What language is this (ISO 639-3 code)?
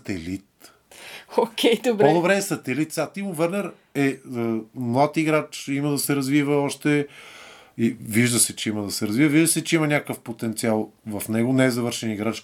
bul